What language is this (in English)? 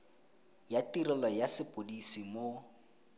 Tswana